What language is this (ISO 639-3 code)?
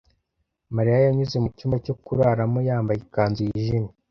kin